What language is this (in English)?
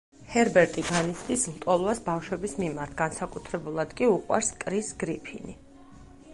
Georgian